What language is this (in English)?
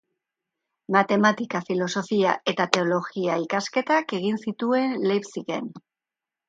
Basque